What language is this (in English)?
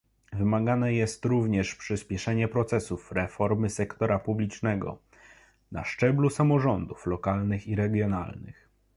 Polish